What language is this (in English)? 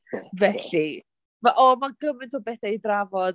Welsh